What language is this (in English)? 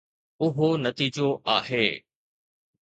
Sindhi